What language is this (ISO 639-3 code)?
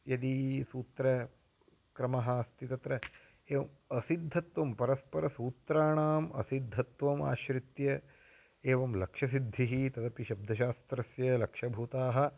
san